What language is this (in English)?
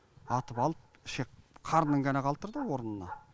Kazakh